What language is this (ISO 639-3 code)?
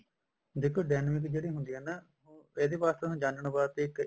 pan